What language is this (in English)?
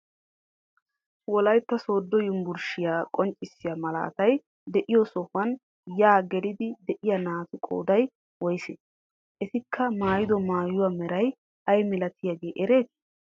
Wolaytta